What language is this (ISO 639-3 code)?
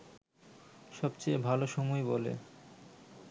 ben